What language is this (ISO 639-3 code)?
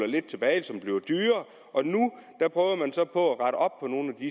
dan